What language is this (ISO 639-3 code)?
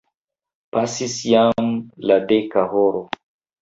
epo